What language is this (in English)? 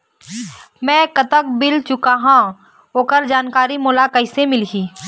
Chhattisgarhi